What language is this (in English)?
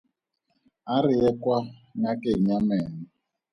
Tswana